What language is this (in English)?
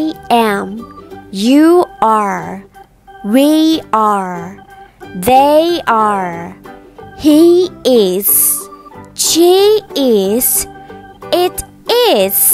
Thai